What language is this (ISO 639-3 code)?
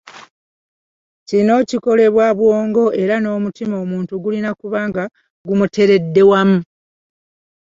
lug